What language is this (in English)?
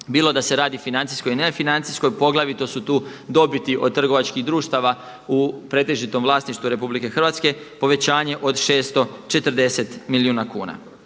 Croatian